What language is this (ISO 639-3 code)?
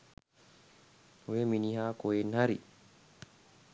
sin